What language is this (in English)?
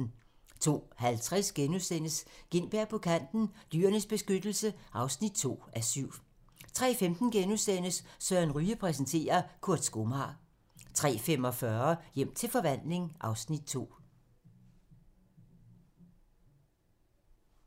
Danish